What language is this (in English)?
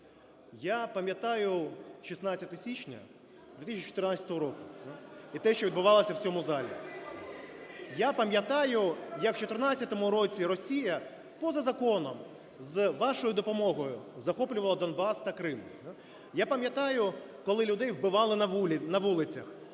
Ukrainian